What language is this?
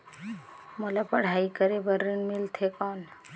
Chhattisgarhi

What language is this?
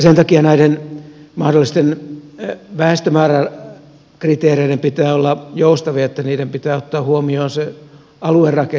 Finnish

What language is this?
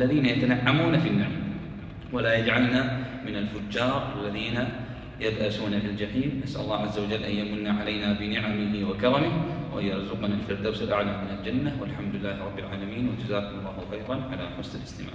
Arabic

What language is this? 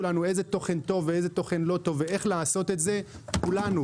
Hebrew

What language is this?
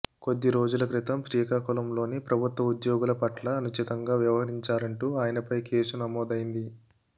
Telugu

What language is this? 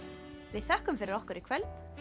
Icelandic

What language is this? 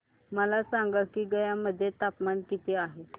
Marathi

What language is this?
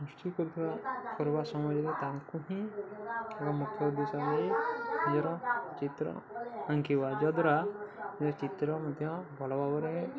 Odia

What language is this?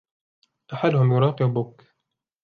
Arabic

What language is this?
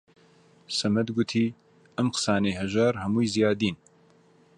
Central Kurdish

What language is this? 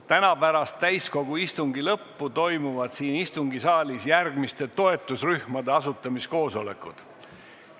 Estonian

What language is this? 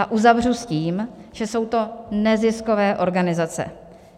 Czech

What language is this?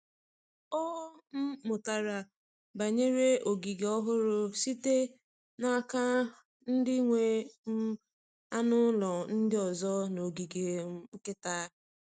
Igbo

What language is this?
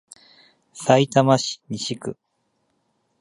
Japanese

